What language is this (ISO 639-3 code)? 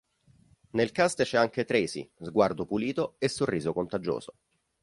ita